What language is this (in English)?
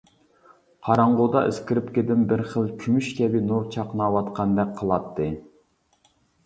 Uyghur